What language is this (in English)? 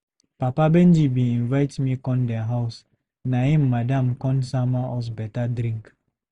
Nigerian Pidgin